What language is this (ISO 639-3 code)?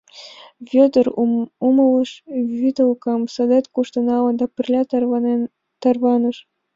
chm